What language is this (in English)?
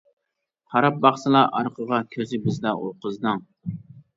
Uyghur